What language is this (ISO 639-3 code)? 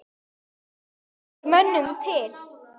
isl